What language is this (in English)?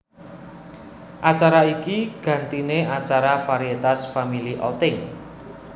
Javanese